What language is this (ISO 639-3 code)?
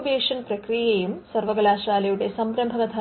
mal